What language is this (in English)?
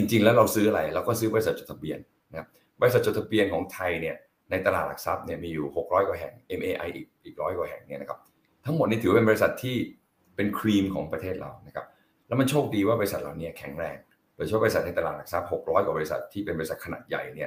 Thai